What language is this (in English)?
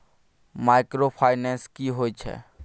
Maithili